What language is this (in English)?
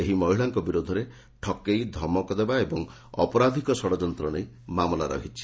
Odia